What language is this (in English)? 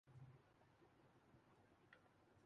Urdu